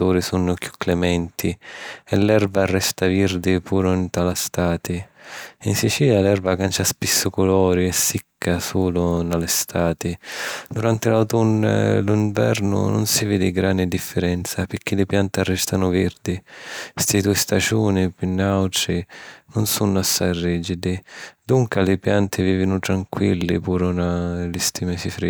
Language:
Sicilian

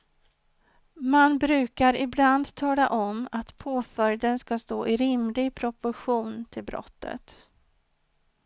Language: Swedish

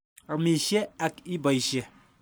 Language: Kalenjin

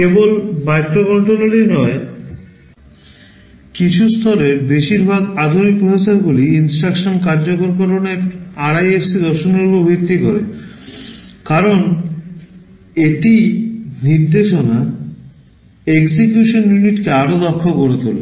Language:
Bangla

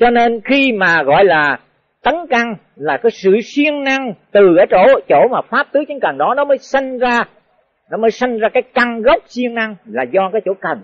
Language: Vietnamese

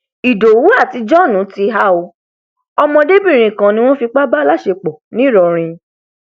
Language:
Yoruba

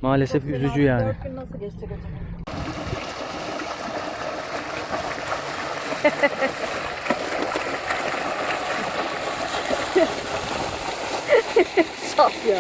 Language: Turkish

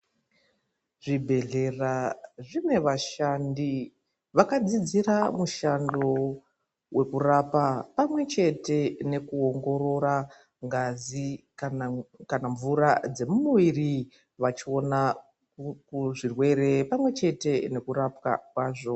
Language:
Ndau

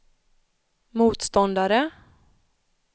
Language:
Swedish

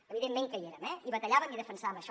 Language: Catalan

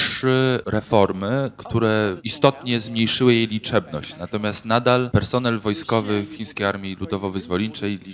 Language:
Polish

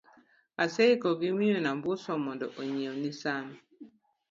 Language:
Luo (Kenya and Tanzania)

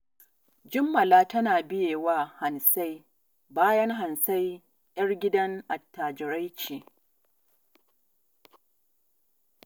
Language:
Hausa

